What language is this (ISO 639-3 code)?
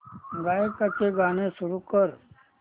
mar